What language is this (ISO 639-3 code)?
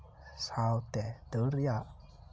sat